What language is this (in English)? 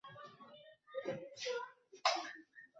Arabic